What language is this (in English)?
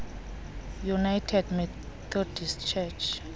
Xhosa